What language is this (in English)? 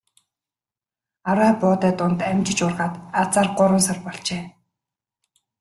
Mongolian